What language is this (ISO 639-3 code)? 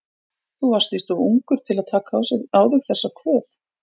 isl